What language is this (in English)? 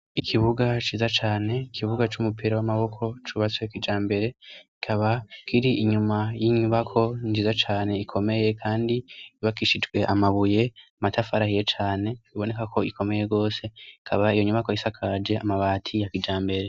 Rundi